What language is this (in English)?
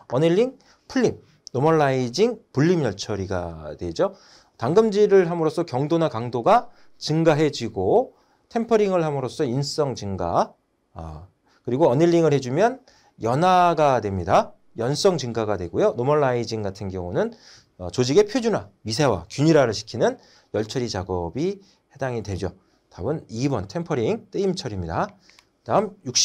Korean